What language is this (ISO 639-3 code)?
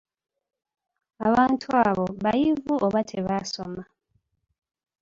lug